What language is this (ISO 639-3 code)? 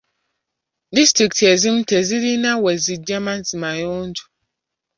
lug